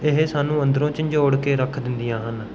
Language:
Punjabi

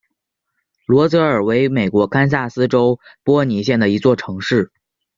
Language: Chinese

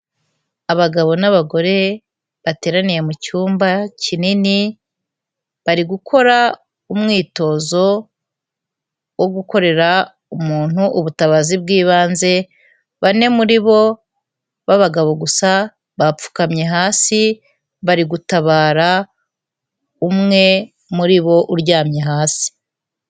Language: Kinyarwanda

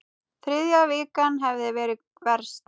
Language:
Icelandic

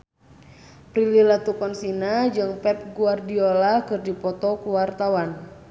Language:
Sundanese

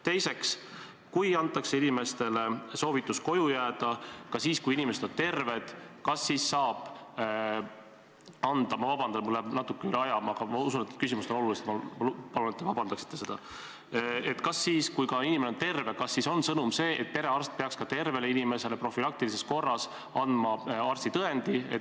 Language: Estonian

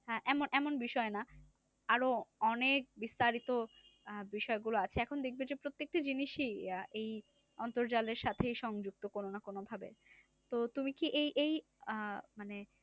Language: Bangla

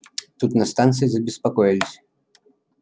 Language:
Russian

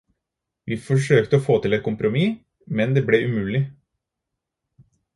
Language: Norwegian Bokmål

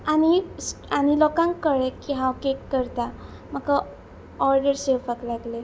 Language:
Konkani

